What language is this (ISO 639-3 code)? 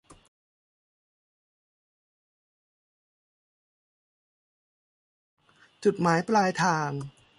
tha